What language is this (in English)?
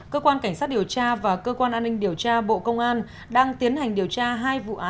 Vietnamese